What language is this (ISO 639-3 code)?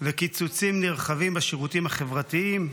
heb